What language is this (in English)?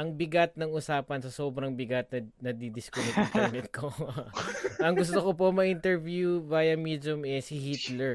Filipino